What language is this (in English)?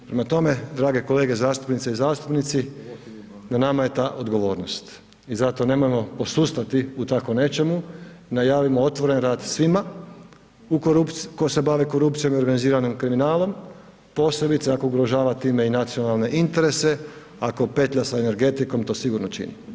Croatian